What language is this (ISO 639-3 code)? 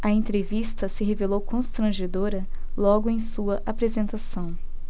por